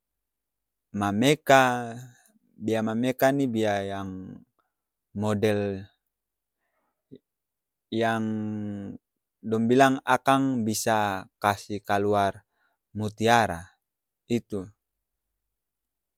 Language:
Ambonese Malay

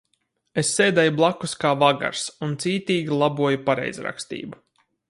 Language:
Latvian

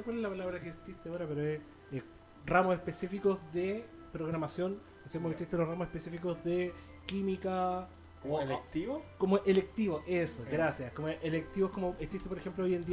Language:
Spanish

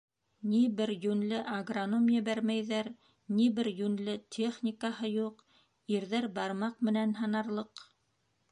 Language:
Bashkir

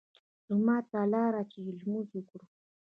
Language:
Pashto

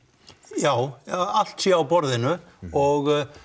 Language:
Icelandic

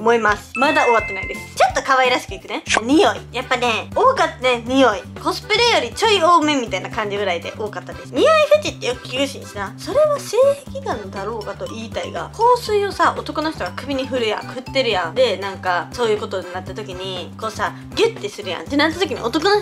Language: Japanese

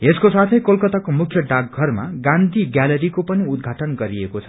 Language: Nepali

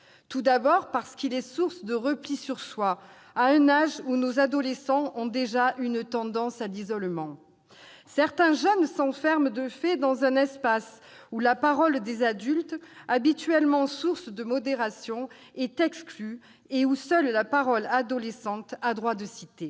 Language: French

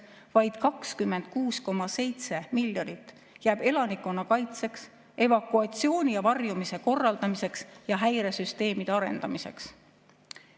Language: Estonian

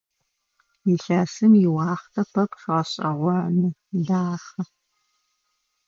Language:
Adyghe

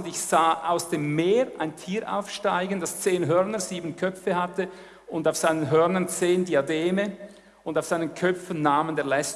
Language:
German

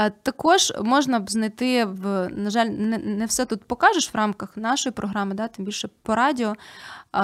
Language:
Ukrainian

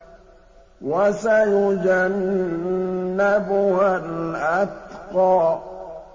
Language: Arabic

